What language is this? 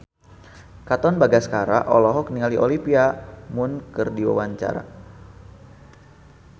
Sundanese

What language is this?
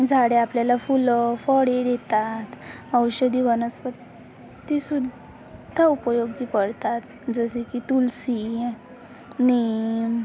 Marathi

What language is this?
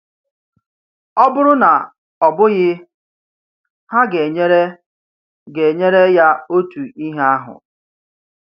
Igbo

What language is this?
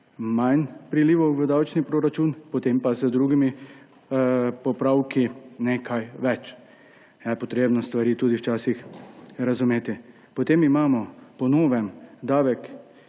Slovenian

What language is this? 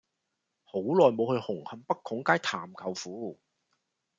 Cantonese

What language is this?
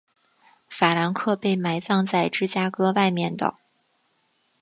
Chinese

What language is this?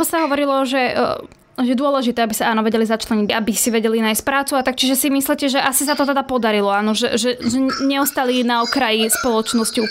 Slovak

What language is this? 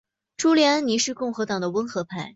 Chinese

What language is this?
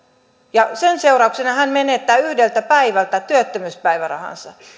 Finnish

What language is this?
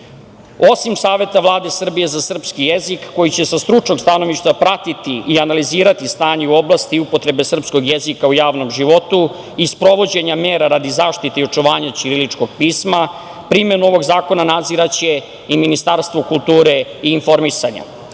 Serbian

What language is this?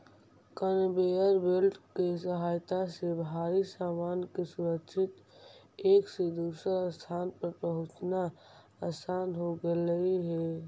Magahi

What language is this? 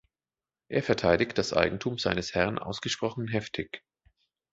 German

